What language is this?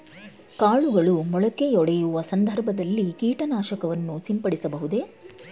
Kannada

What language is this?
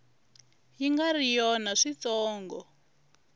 Tsonga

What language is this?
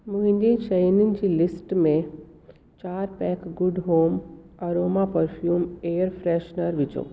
Sindhi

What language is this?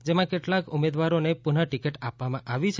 Gujarati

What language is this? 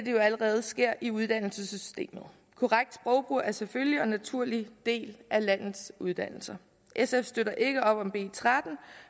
Danish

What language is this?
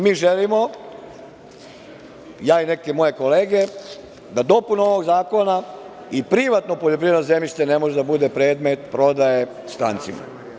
Serbian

